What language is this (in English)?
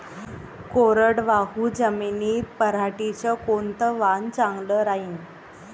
Marathi